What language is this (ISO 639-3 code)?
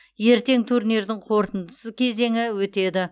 kaz